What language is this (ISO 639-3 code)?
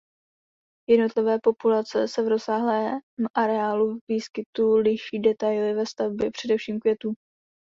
ces